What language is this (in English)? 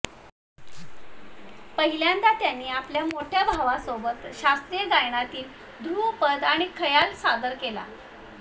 Marathi